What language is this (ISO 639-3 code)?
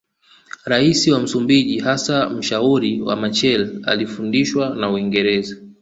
swa